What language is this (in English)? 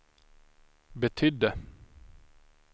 Swedish